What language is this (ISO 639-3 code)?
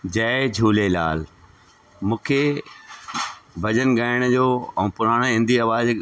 snd